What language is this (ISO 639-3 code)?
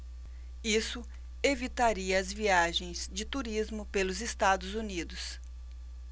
por